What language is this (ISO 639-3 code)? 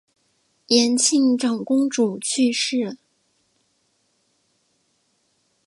zho